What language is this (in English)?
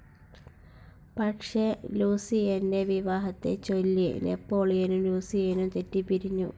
Malayalam